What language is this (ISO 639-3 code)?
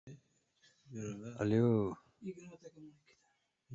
uzb